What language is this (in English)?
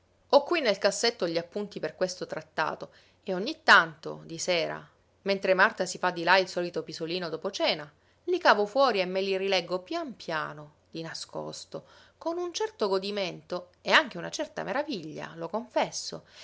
Italian